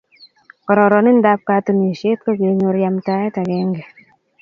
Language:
Kalenjin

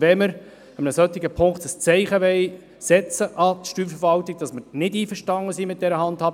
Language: Swiss German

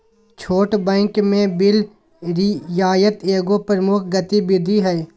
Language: Magahi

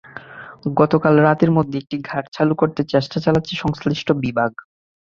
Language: Bangla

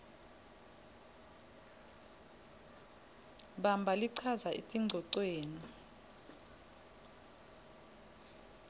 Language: Swati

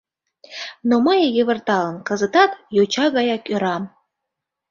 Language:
Mari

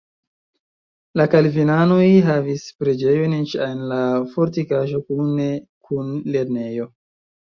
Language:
Esperanto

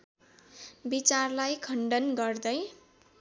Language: Nepali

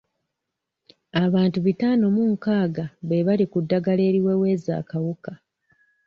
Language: Ganda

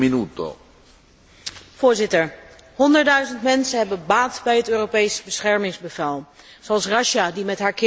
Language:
Dutch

